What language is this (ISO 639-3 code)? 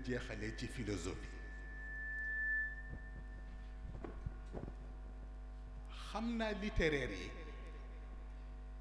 ara